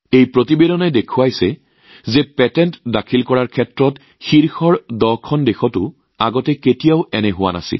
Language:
Assamese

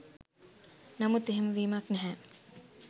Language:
Sinhala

